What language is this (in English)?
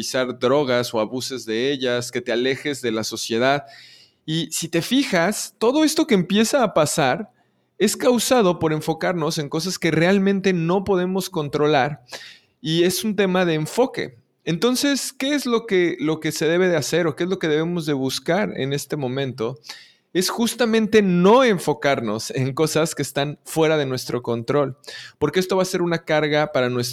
Spanish